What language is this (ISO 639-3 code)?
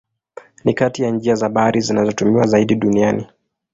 swa